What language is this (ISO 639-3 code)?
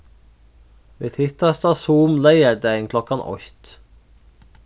fao